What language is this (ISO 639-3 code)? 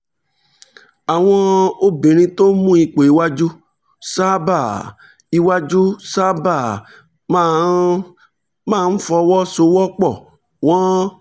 yor